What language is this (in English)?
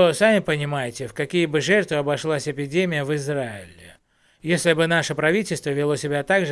Russian